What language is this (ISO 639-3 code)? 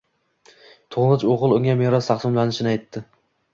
uzb